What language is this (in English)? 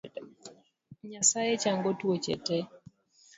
Luo (Kenya and Tanzania)